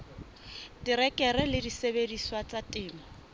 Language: Southern Sotho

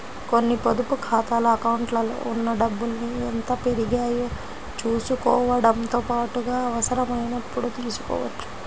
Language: Telugu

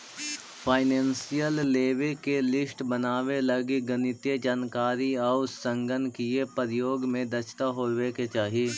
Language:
Magahi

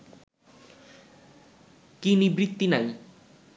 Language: Bangla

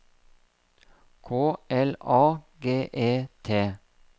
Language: Norwegian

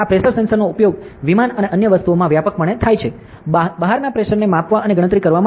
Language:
Gujarati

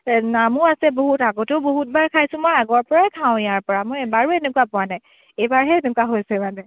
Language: Assamese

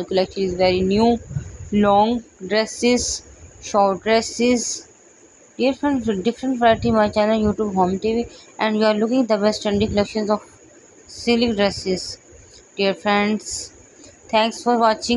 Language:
English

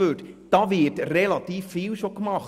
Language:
Swiss German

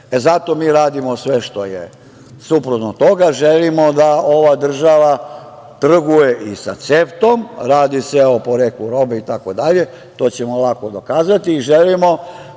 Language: Serbian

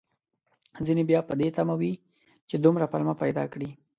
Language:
Pashto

